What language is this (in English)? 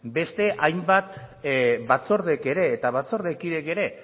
Basque